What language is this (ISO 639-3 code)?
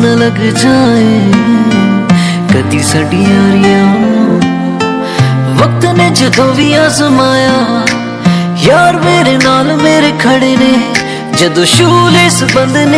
hin